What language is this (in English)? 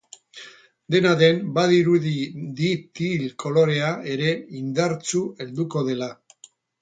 Basque